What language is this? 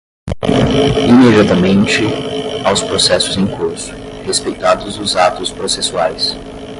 Portuguese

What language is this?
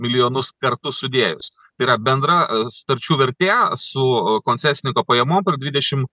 Lithuanian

